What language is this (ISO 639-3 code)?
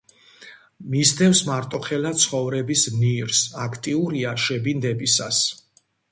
kat